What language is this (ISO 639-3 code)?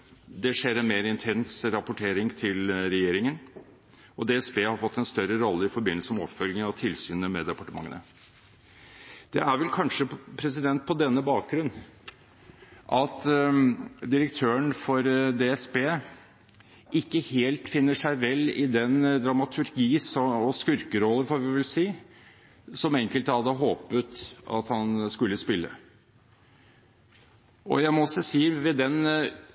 nob